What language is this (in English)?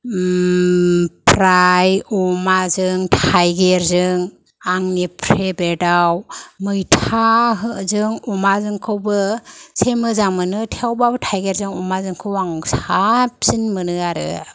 Bodo